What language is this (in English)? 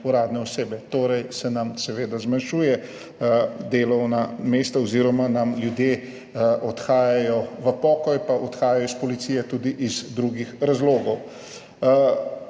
Slovenian